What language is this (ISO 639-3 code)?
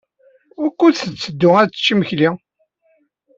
kab